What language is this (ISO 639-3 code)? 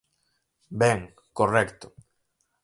glg